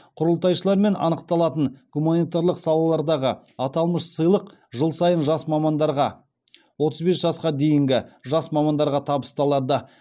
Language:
Kazakh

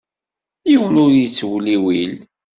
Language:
Kabyle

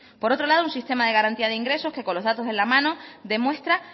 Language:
Spanish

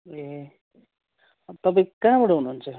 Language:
Nepali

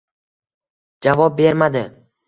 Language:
Uzbek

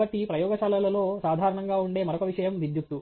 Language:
Telugu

